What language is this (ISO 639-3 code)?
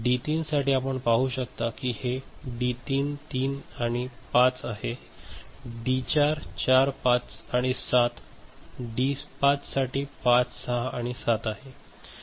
mar